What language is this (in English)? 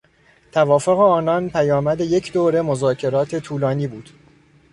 Persian